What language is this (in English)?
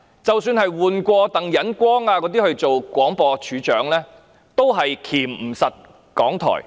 Cantonese